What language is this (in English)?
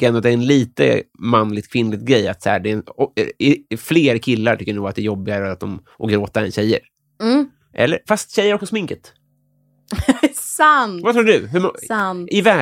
Swedish